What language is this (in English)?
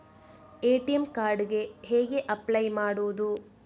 Kannada